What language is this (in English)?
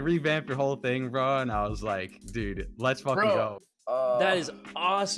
English